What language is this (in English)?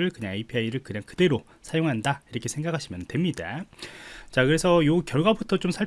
Korean